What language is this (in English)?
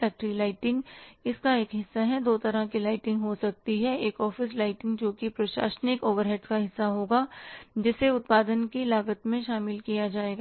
Hindi